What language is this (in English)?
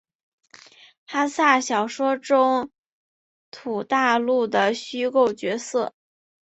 Chinese